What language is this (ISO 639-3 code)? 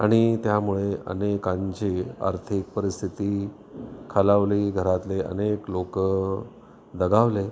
mar